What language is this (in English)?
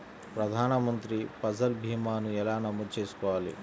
Telugu